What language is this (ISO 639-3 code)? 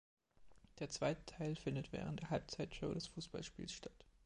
deu